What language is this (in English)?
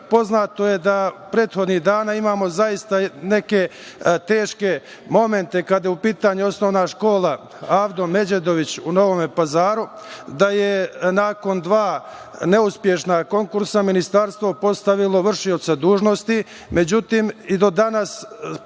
Serbian